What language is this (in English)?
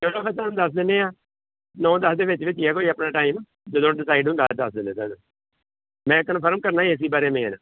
Punjabi